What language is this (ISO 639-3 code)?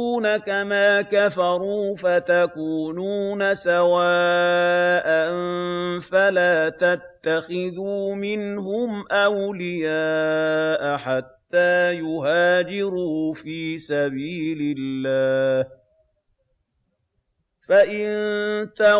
ara